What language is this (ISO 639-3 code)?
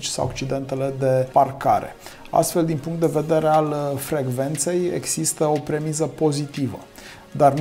ron